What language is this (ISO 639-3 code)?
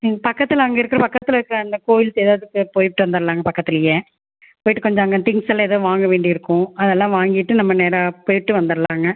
tam